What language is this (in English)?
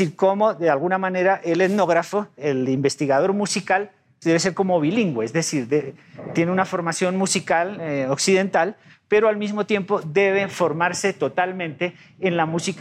Spanish